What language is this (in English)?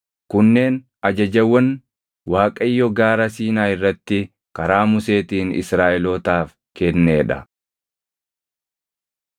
Oromo